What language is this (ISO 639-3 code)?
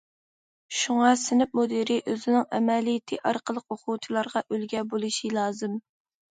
uig